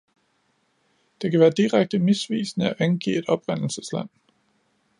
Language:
Danish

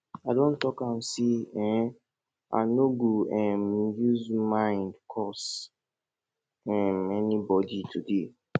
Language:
Nigerian Pidgin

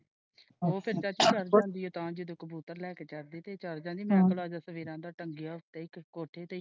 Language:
Punjabi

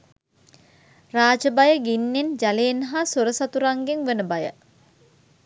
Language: Sinhala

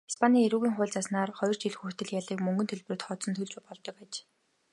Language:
Mongolian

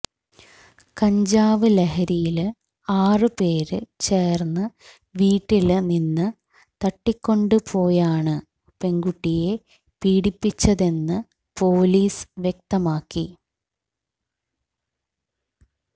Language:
Malayalam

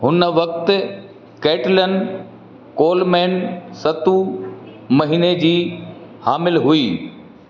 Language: Sindhi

